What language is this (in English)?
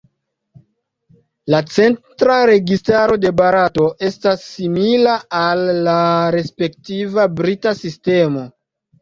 Esperanto